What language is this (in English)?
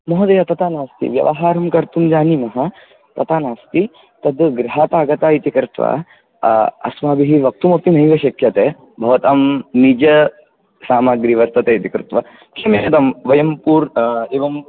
Sanskrit